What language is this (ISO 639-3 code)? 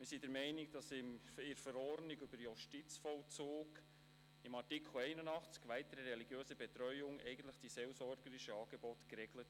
gsw